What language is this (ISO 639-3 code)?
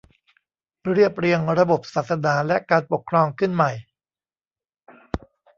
tha